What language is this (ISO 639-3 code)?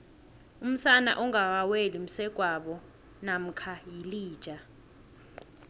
nbl